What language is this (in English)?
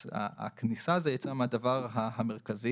Hebrew